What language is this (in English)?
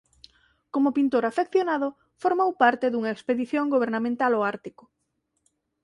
Galician